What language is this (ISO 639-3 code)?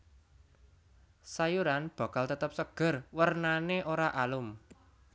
jav